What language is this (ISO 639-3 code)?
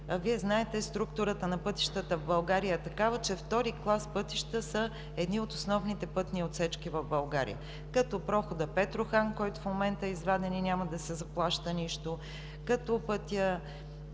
bul